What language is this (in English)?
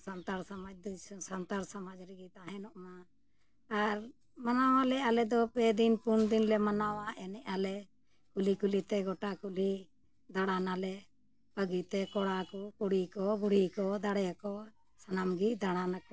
Santali